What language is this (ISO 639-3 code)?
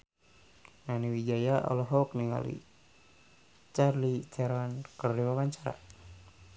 sun